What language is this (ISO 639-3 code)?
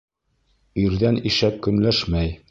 bak